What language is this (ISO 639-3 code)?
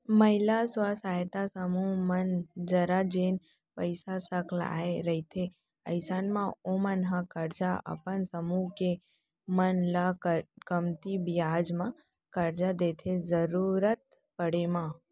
hne